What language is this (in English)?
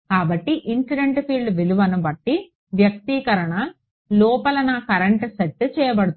Telugu